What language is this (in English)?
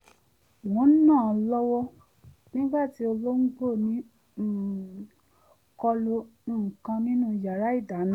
Yoruba